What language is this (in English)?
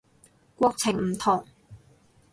Cantonese